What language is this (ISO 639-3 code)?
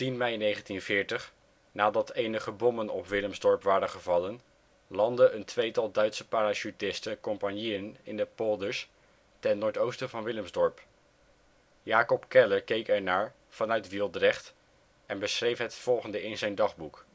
nld